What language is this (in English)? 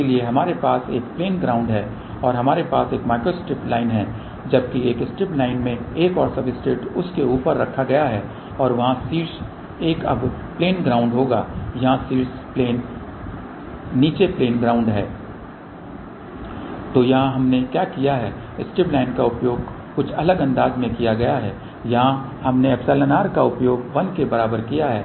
Hindi